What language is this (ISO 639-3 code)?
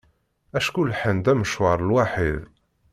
kab